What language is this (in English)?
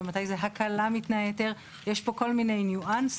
Hebrew